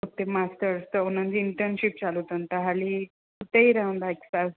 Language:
Sindhi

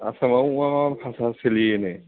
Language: Bodo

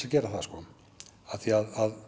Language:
Icelandic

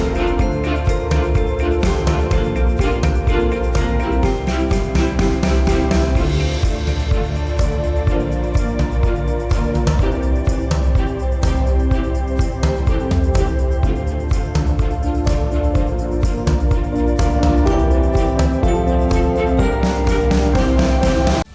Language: Vietnamese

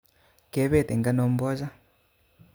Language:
Kalenjin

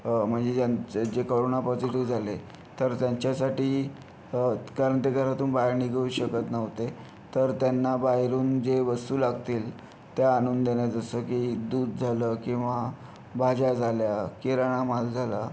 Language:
Marathi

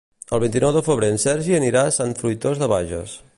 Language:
Catalan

